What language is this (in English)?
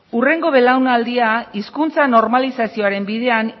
Basque